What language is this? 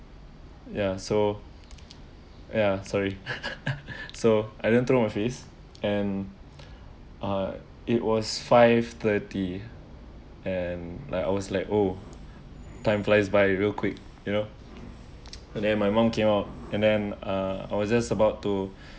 English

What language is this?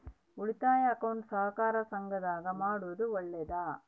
Kannada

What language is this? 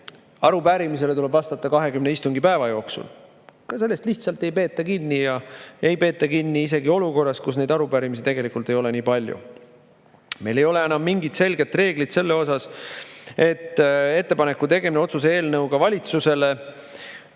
Estonian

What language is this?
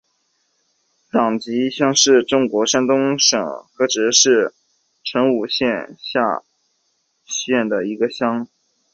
Chinese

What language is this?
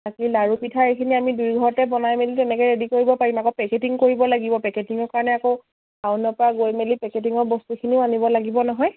Assamese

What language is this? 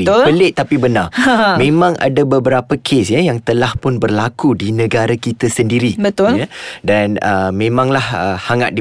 Malay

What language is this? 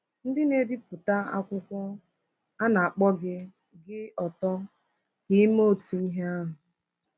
Igbo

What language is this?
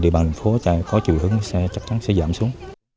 Vietnamese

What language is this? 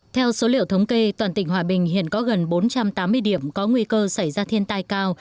Vietnamese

